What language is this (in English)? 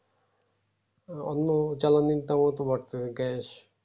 Bangla